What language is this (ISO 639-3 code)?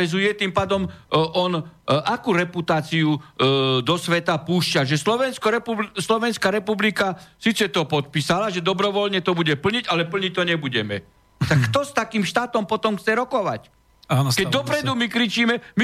slk